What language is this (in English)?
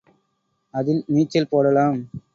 Tamil